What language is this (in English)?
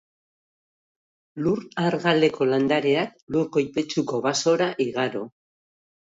Basque